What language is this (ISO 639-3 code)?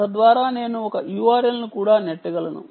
tel